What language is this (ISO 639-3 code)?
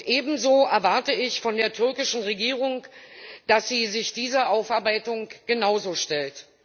deu